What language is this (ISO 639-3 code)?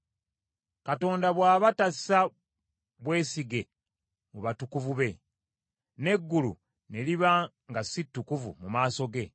lug